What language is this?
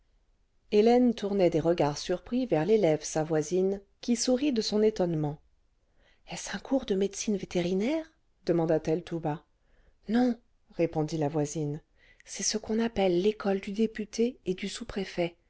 French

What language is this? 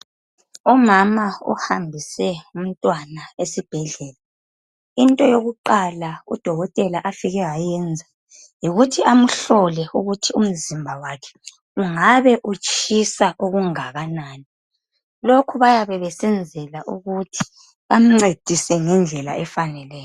North Ndebele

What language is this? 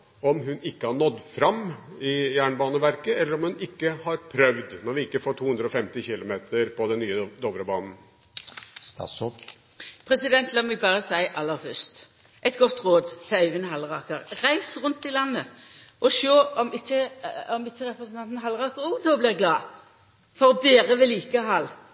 Norwegian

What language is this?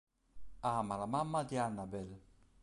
Italian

